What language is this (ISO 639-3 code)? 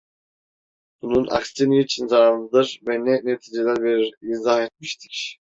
tur